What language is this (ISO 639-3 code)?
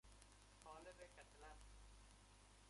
fas